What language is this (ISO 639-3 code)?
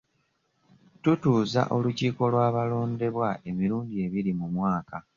lug